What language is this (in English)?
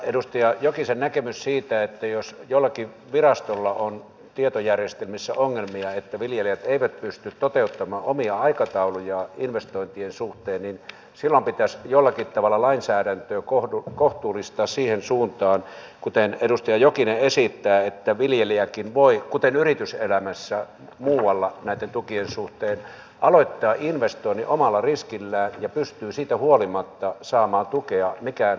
Finnish